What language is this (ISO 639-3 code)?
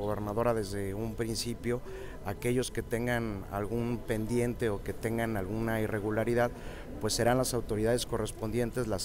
spa